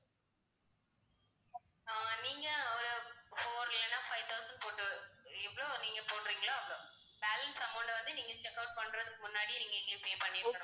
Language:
Tamil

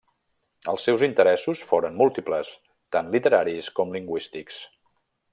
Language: Catalan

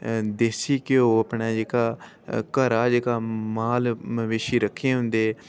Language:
Dogri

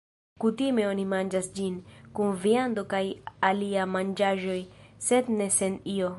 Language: Esperanto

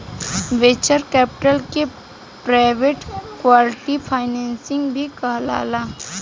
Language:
Bhojpuri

